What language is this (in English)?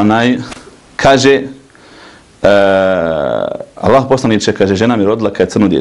Arabic